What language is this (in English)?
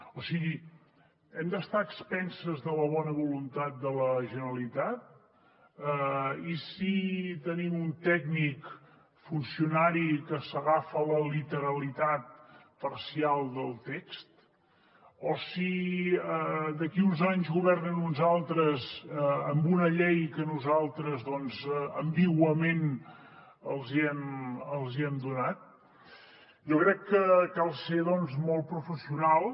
Catalan